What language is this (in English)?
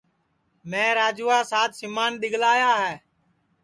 Sansi